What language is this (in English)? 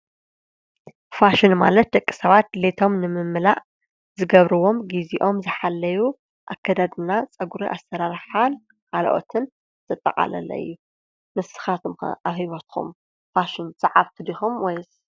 Tigrinya